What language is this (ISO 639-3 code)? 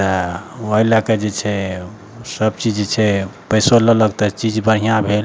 mai